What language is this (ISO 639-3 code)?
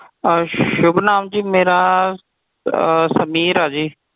pan